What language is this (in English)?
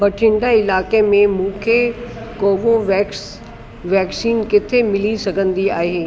Sindhi